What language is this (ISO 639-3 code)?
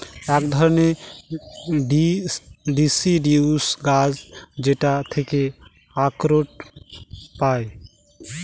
ben